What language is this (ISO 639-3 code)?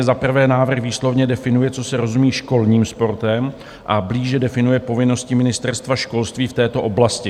ces